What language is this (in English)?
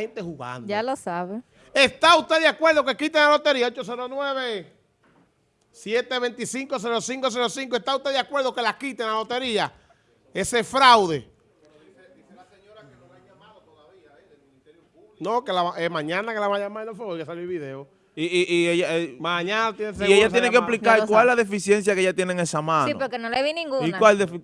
Spanish